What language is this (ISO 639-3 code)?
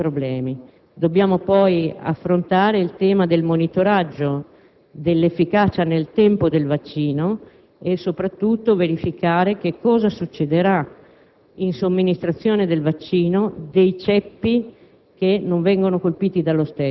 ita